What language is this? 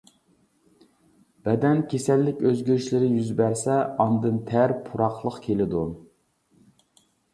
Uyghur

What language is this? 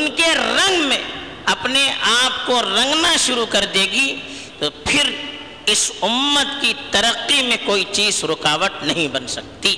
Urdu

